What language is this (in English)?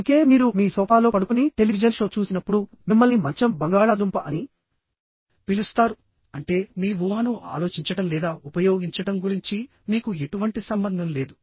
Telugu